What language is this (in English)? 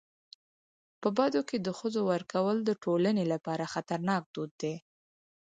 Pashto